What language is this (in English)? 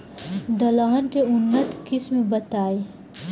Bhojpuri